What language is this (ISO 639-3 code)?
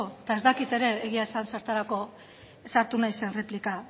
eus